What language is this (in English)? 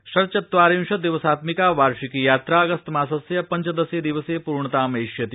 Sanskrit